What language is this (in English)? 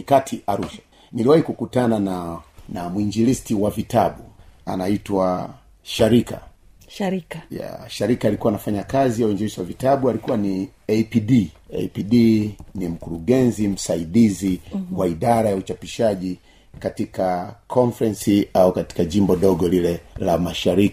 Swahili